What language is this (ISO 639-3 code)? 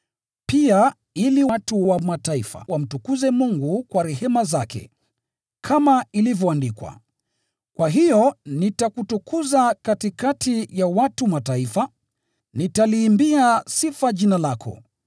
swa